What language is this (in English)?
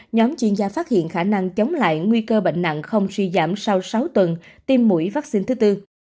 Vietnamese